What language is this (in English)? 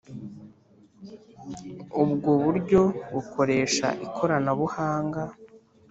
Kinyarwanda